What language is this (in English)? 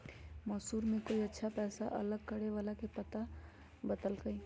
Magahi